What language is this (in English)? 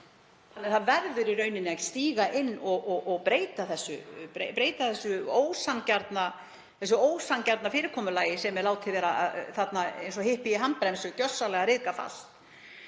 Icelandic